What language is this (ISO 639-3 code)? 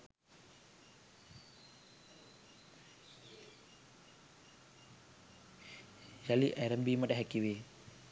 sin